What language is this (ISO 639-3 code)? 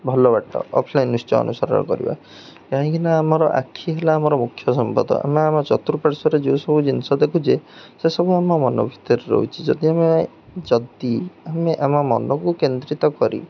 ori